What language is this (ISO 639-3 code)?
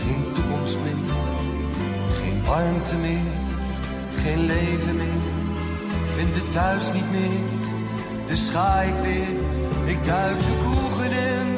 nld